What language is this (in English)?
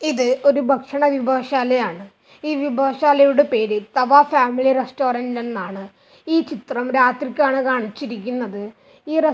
Malayalam